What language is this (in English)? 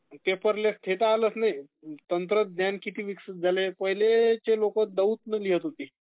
Marathi